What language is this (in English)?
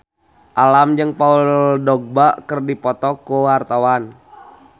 Sundanese